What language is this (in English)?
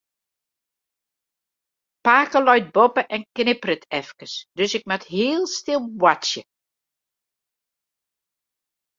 Western Frisian